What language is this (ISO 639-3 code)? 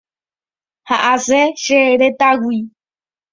grn